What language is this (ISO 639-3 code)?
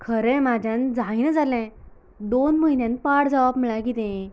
kok